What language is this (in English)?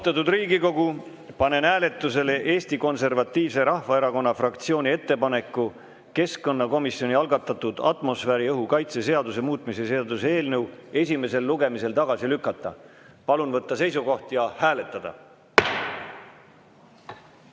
Estonian